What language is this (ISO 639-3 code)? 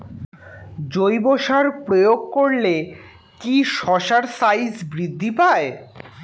ben